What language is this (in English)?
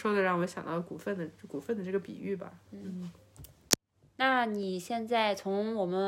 Chinese